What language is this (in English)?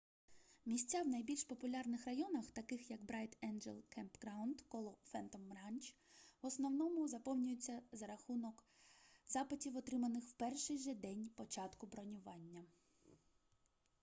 Ukrainian